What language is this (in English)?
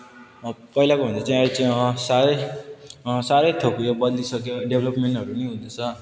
Nepali